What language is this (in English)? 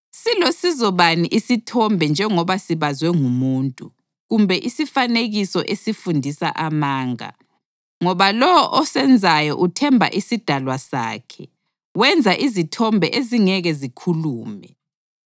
North Ndebele